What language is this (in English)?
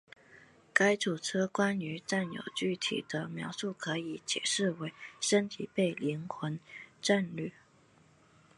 Chinese